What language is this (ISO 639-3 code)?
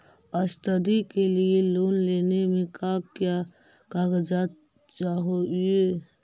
mag